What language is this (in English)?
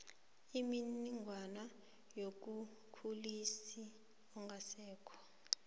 South Ndebele